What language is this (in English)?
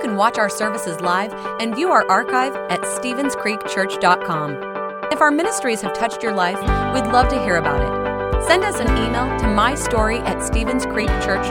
English